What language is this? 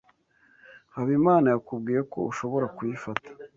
Kinyarwanda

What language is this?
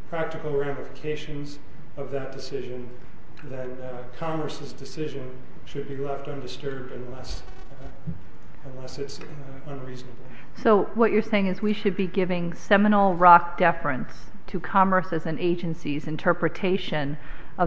English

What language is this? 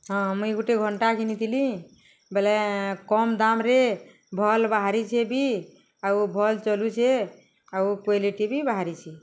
Odia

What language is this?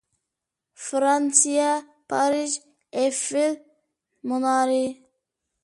Uyghur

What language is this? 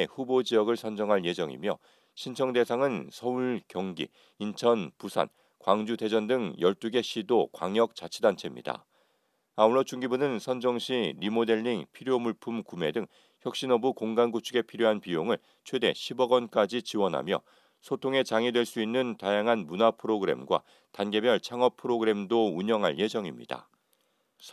Korean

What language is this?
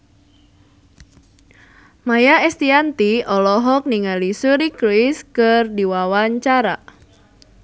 Sundanese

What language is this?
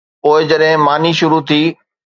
Sindhi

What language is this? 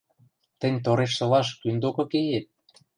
Western Mari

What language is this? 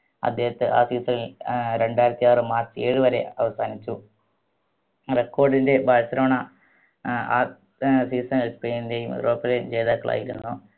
Malayalam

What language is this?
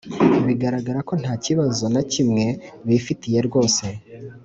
Kinyarwanda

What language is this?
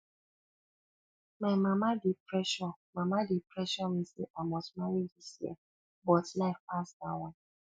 Nigerian Pidgin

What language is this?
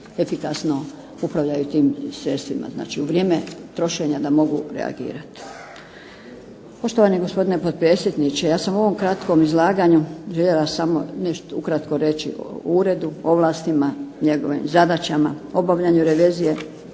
Croatian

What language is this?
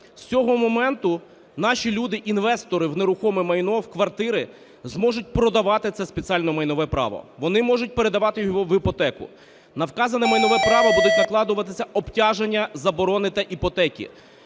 Ukrainian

